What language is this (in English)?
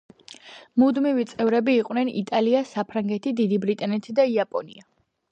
Georgian